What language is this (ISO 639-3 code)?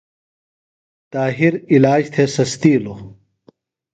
phl